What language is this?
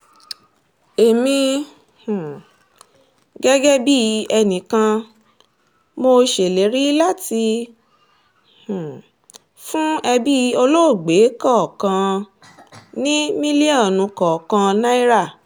Yoruba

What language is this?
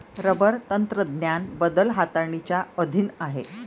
Marathi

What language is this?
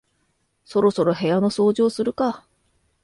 Japanese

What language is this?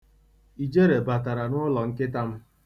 Igbo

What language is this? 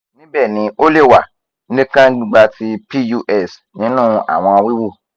Yoruba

